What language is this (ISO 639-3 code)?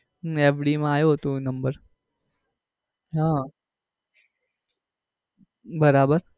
guj